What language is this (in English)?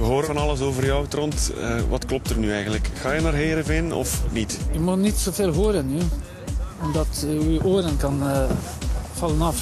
Dutch